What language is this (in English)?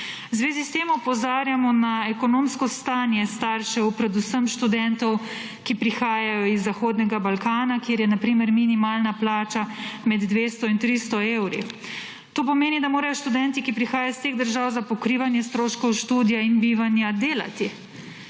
Slovenian